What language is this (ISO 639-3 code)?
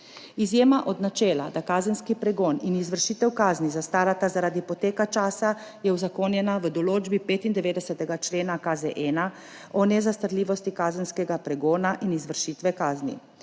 slv